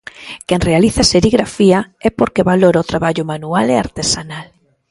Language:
Galician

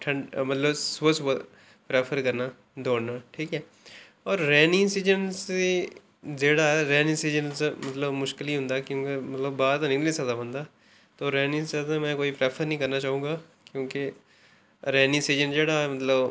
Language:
Dogri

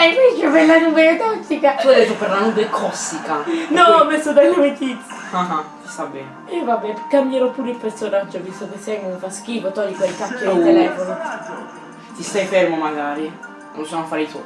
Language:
Italian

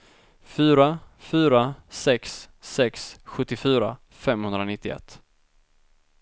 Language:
Swedish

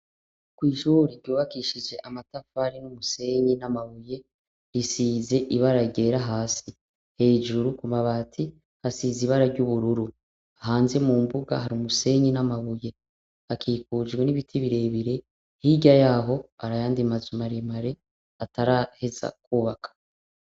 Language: Rundi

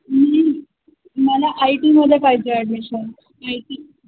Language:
Marathi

